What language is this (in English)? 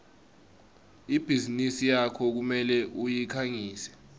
Swati